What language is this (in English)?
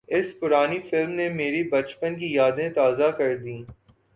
Urdu